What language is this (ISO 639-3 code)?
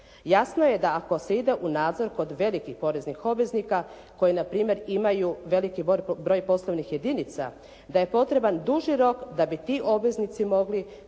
hrv